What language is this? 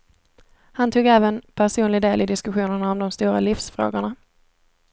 Swedish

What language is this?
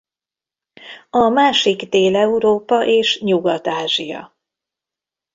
Hungarian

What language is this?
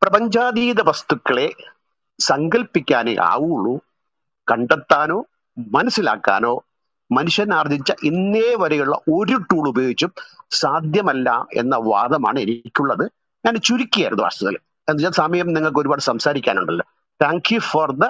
Malayalam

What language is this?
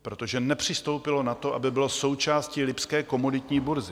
Czech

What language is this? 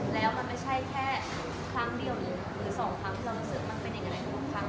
Thai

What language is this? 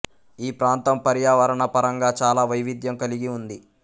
Telugu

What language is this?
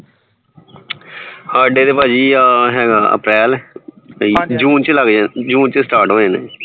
Punjabi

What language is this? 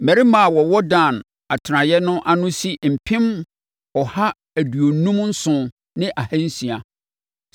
Akan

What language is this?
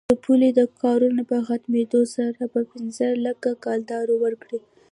Pashto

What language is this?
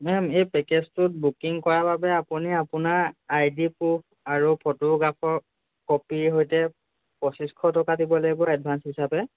Assamese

